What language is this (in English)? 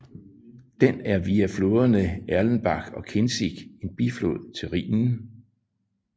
Danish